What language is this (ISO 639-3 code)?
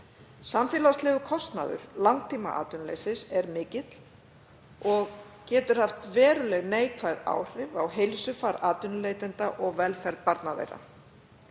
isl